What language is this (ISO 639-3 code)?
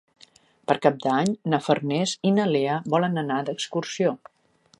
cat